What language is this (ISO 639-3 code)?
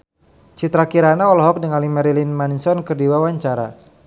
sun